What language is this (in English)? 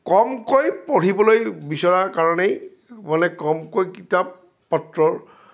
Assamese